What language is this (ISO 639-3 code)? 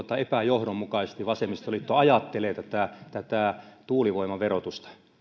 fin